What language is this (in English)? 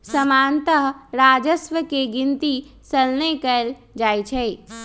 Magahi